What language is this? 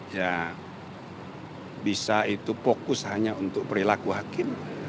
Indonesian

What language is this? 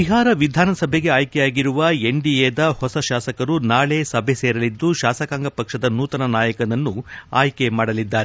Kannada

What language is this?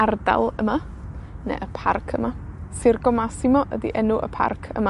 Welsh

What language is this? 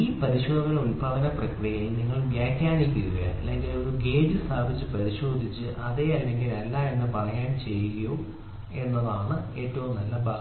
Malayalam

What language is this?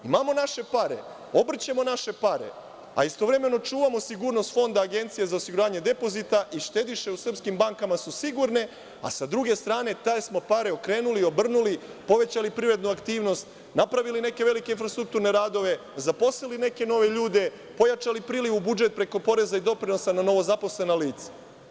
Serbian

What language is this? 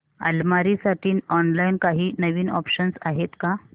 Marathi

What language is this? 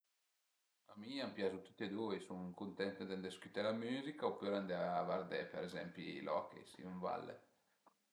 Piedmontese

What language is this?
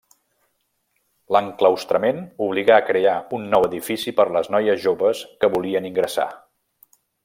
Catalan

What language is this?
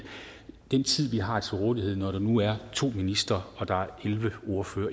Danish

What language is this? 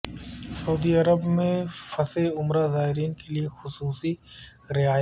Urdu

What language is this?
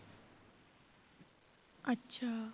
Punjabi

